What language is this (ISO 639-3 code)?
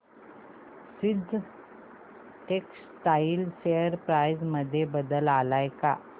mar